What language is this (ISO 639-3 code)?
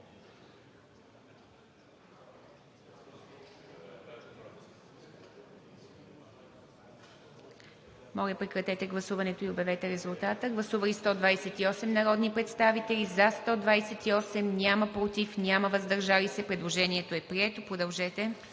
bul